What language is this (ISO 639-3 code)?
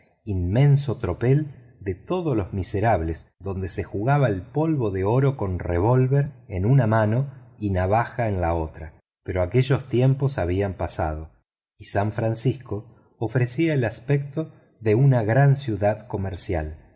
spa